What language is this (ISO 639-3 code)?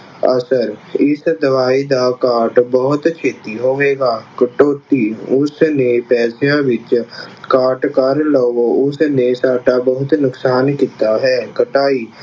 pan